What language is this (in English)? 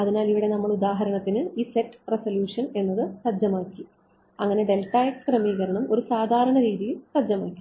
Malayalam